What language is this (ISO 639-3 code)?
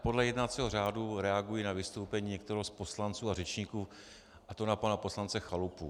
ces